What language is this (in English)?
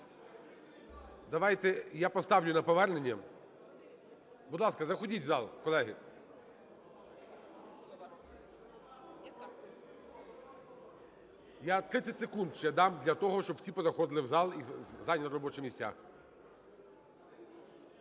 Ukrainian